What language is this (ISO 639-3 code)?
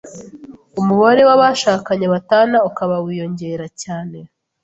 kin